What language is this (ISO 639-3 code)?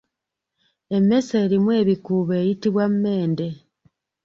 lug